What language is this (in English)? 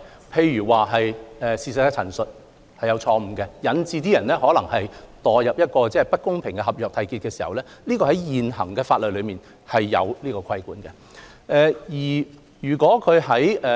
Cantonese